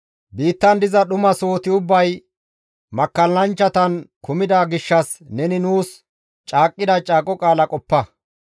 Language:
Gamo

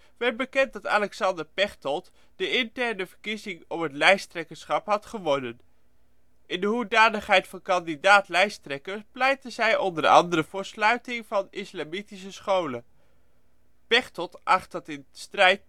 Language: Dutch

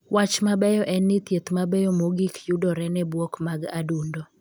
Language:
Luo (Kenya and Tanzania)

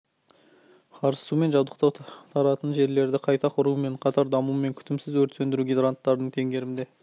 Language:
Kazakh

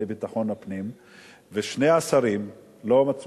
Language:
Hebrew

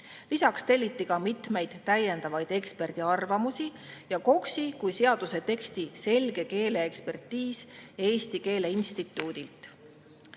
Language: Estonian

